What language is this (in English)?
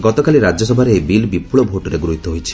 Odia